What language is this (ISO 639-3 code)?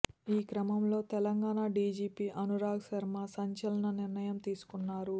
tel